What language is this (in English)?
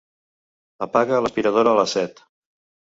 Catalan